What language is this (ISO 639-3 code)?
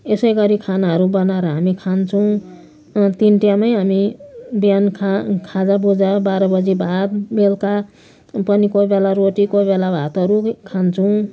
nep